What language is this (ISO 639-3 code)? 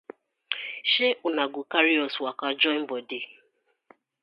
pcm